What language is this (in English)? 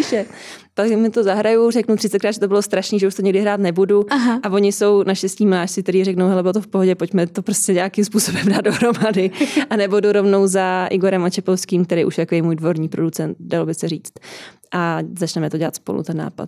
Czech